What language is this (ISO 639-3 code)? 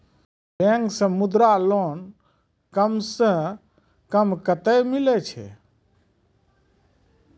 mai